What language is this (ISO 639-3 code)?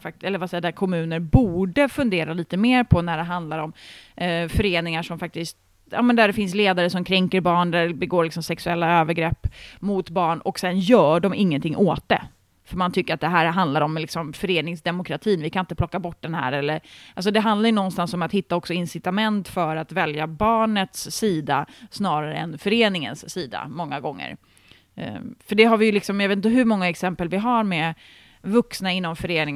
swe